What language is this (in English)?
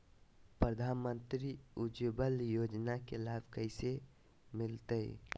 Magahi